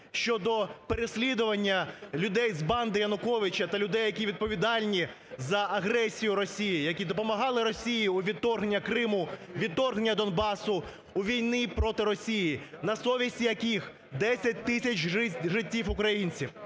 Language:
Ukrainian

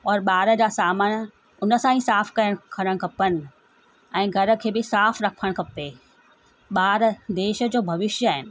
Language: Sindhi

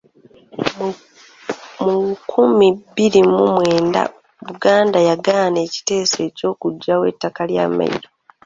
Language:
Ganda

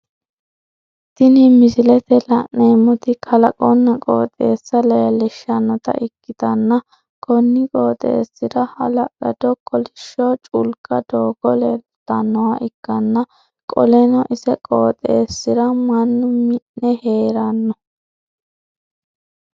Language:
Sidamo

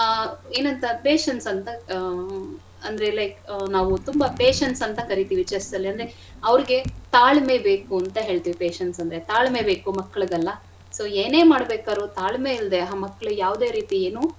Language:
Kannada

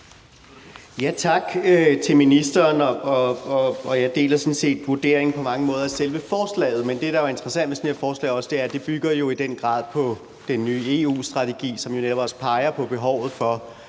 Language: Danish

